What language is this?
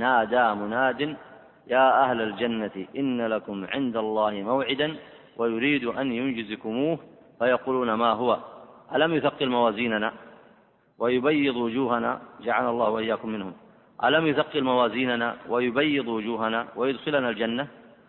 Arabic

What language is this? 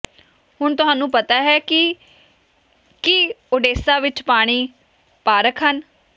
Punjabi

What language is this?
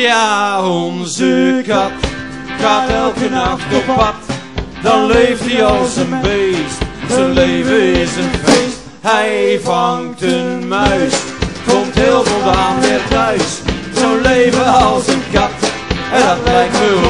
Dutch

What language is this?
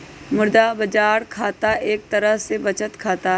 Magahi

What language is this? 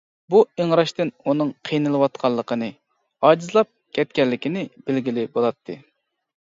Uyghur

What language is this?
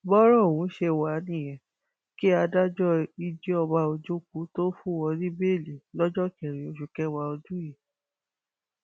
Yoruba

